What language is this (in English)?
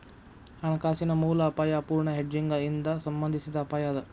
Kannada